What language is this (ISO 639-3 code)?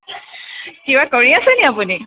asm